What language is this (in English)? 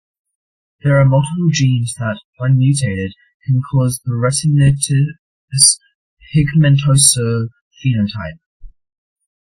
English